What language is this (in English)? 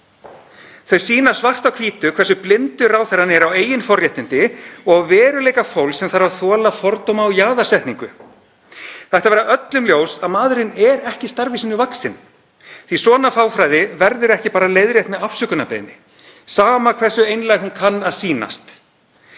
Icelandic